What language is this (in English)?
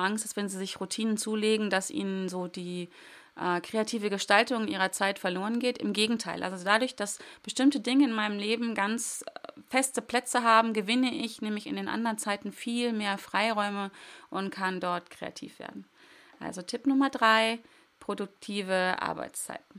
German